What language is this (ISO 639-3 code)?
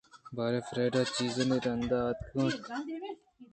bgp